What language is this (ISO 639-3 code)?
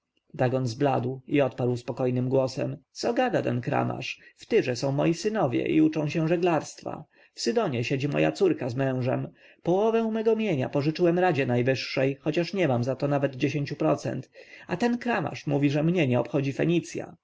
pol